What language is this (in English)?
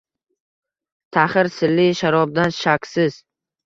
Uzbek